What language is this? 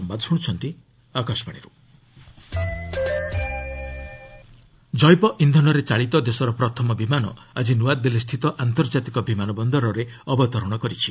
Odia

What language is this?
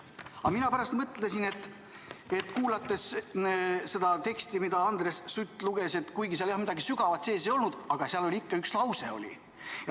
Estonian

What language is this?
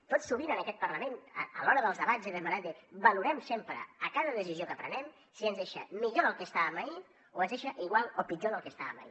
Catalan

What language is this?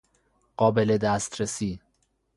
Persian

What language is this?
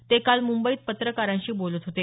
Marathi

